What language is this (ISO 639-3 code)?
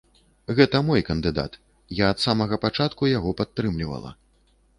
bel